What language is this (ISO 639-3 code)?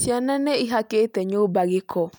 kik